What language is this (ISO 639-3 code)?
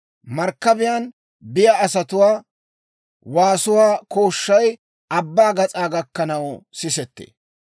dwr